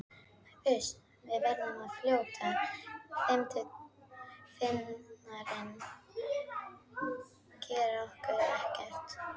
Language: Icelandic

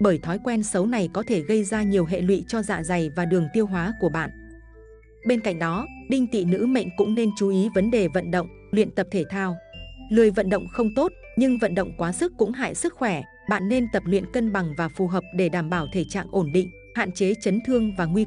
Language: Vietnamese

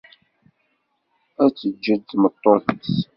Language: Kabyle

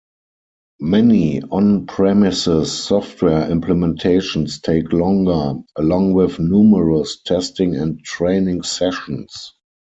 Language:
English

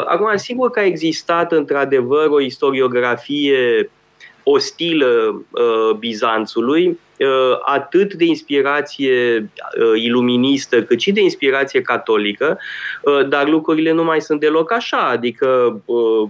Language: Romanian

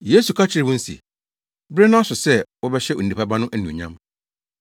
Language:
Akan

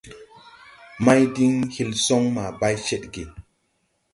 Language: Tupuri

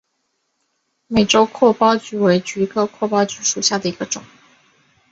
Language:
Chinese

